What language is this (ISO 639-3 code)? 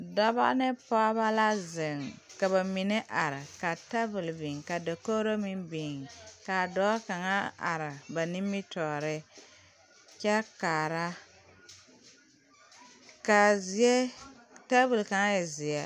dga